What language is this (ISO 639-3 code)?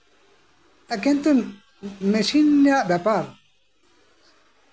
sat